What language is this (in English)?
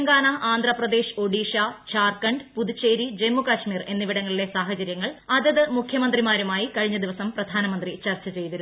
Malayalam